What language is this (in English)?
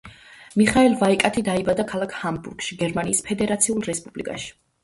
Georgian